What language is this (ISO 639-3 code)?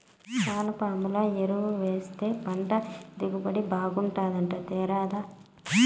tel